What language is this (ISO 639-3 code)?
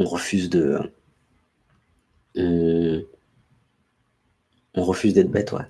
fra